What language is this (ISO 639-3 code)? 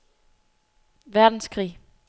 dan